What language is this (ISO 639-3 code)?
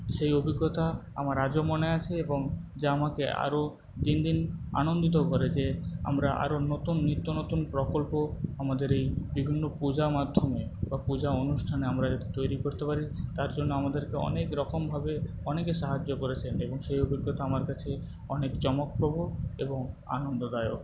ben